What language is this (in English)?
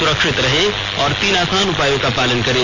Hindi